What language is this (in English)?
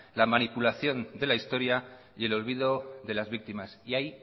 Spanish